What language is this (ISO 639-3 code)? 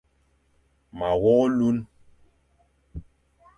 fan